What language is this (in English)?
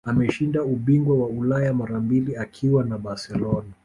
Swahili